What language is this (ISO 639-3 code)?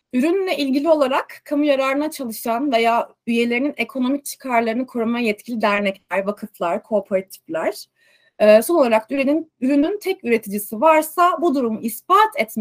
tur